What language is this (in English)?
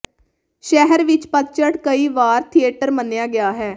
Punjabi